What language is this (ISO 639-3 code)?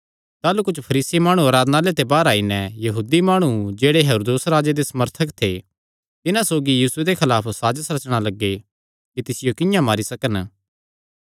xnr